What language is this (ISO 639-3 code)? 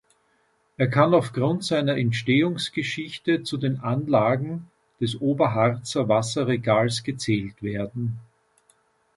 deu